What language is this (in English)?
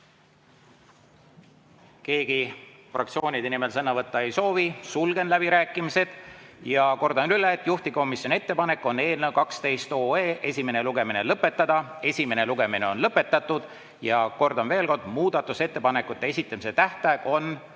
Estonian